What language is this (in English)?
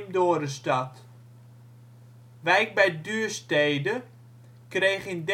Dutch